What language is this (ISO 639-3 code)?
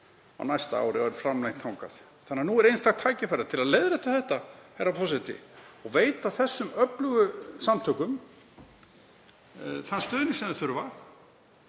isl